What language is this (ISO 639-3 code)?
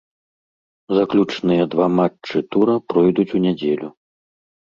bel